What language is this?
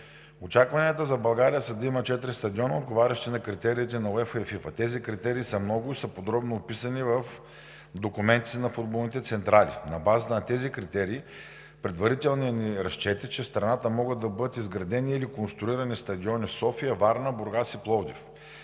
Bulgarian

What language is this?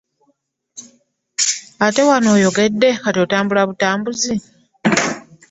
Ganda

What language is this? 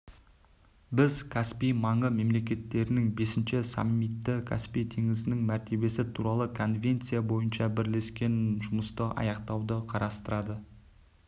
Kazakh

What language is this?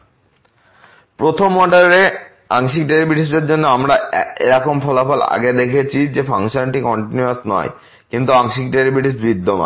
Bangla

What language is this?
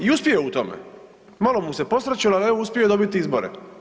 Croatian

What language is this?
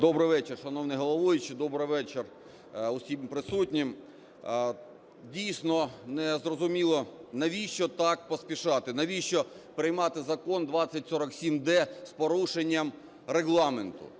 Ukrainian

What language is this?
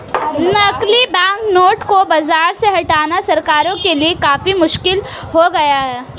Hindi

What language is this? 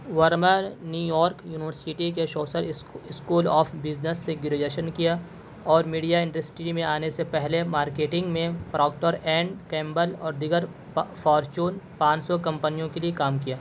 Urdu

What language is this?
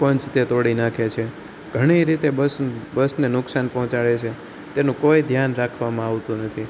Gujarati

